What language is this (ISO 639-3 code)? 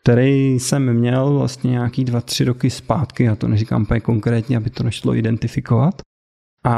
ces